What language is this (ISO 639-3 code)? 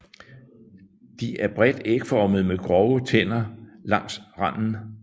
dan